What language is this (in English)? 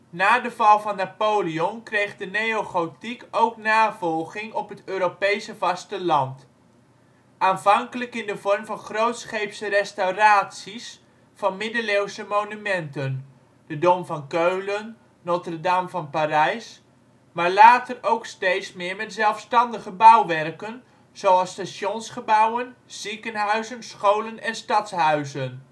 Dutch